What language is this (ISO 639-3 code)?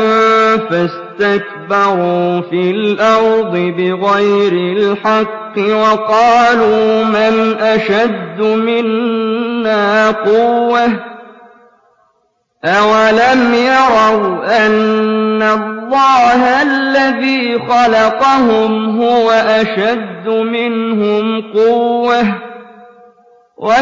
ara